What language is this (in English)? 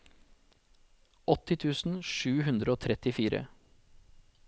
Norwegian